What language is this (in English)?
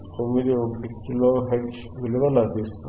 Telugu